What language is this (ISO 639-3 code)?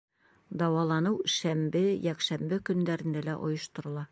bak